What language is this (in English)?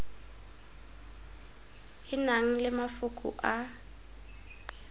Tswana